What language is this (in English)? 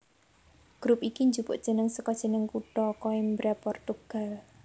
Javanese